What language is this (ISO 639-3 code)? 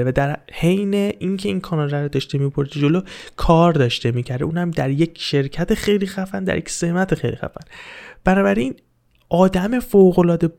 fas